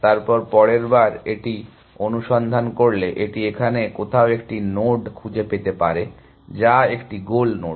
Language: Bangla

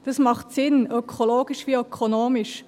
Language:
Swiss German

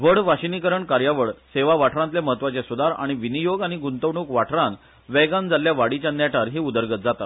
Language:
Konkani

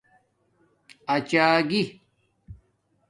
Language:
Domaaki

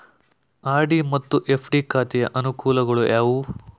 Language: Kannada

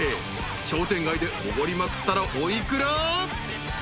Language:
Japanese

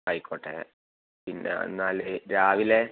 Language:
Malayalam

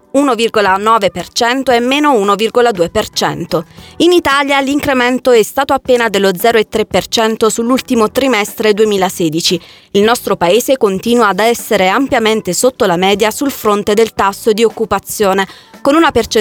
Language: Italian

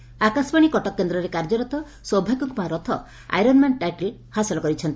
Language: Odia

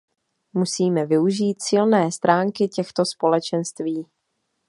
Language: Czech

